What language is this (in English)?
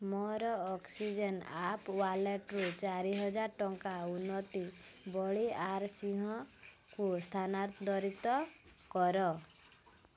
Odia